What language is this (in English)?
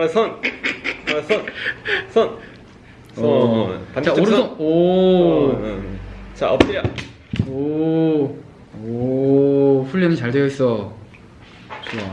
Korean